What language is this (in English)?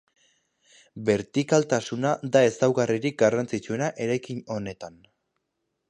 Basque